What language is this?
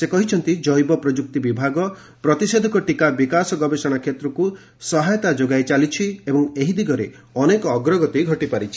Odia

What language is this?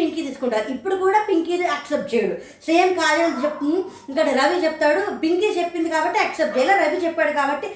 Telugu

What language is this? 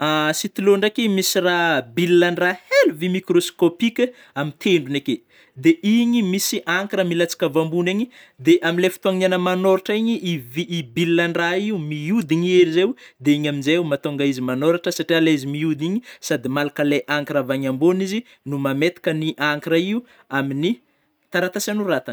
Northern Betsimisaraka Malagasy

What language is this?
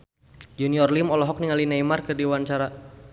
Sundanese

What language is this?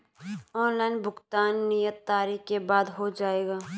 Hindi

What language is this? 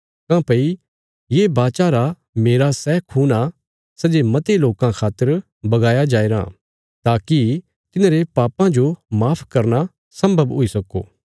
Bilaspuri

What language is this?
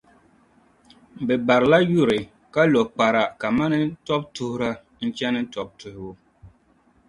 Dagbani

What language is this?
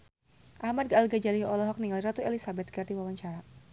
Sundanese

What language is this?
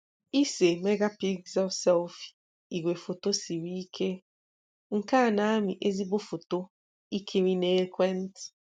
Igbo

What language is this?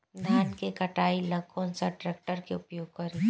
Bhojpuri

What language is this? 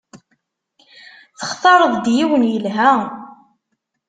Kabyle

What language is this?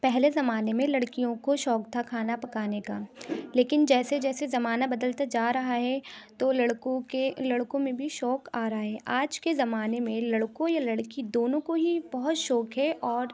Urdu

